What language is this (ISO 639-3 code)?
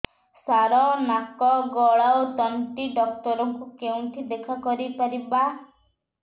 ori